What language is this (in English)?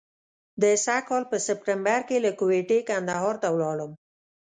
Pashto